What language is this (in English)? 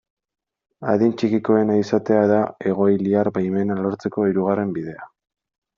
Basque